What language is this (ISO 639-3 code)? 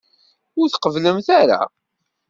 kab